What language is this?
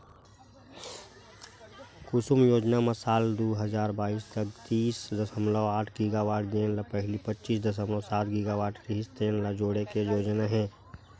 Chhattisgarhi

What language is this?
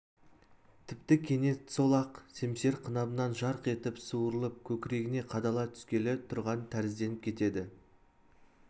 Kazakh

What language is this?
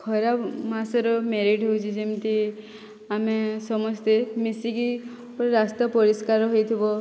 Odia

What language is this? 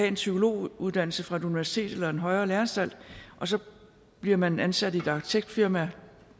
Danish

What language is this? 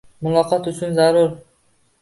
Uzbek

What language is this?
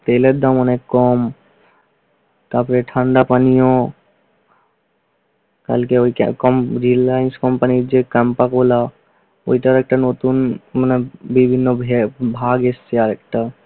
Bangla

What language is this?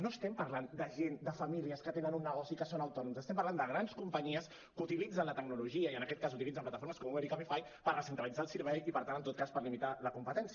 Catalan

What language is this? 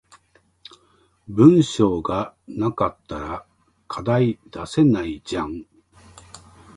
Japanese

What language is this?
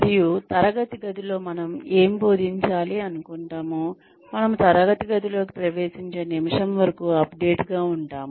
Telugu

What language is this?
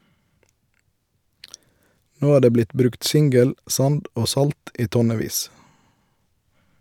Norwegian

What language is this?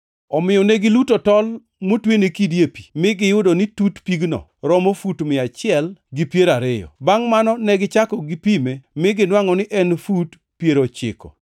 Luo (Kenya and Tanzania)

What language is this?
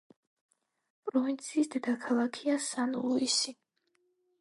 Georgian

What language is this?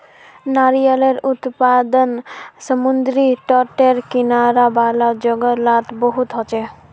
Magahi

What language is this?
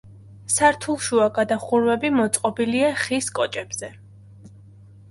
Georgian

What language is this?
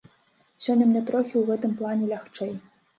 Belarusian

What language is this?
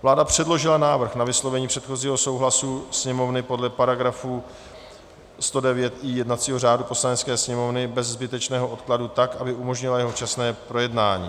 Czech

